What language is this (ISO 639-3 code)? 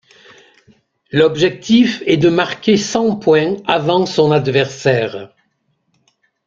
fra